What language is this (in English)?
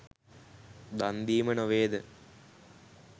Sinhala